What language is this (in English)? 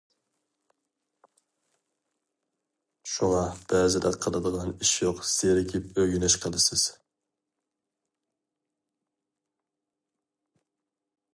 Uyghur